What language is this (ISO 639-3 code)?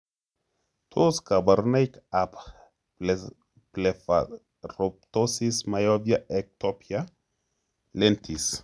kln